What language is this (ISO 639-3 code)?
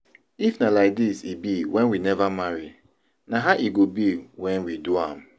pcm